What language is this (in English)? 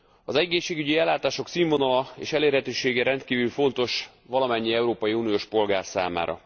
Hungarian